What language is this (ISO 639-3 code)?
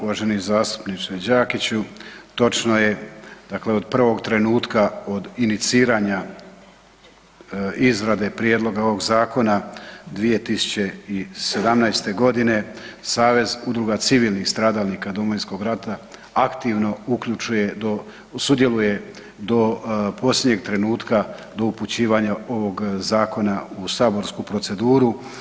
hrv